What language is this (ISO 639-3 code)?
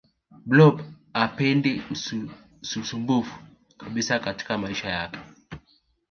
swa